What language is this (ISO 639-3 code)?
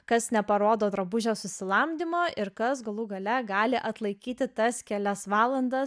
lit